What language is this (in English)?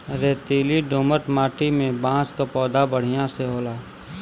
Bhojpuri